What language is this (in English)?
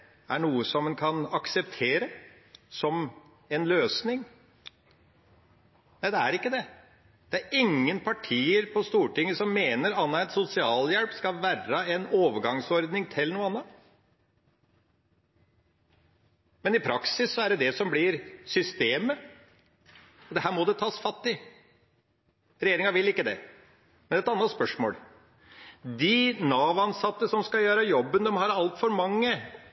Norwegian Bokmål